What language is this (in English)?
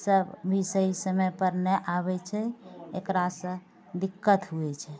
Maithili